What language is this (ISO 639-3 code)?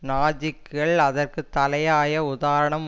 tam